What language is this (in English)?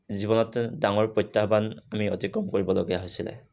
Assamese